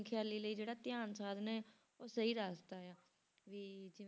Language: Punjabi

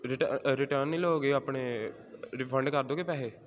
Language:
Punjabi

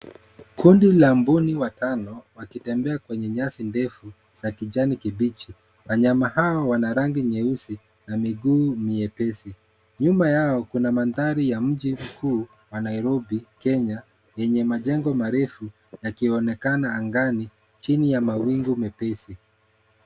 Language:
Swahili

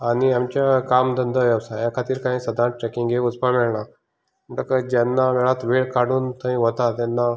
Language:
Konkani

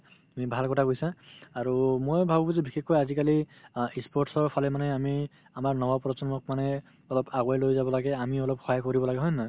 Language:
Assamese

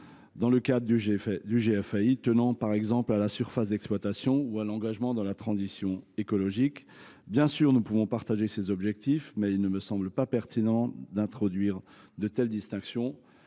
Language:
French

